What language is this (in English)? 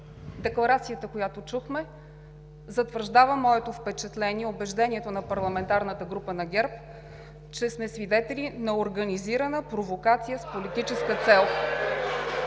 Bulgarian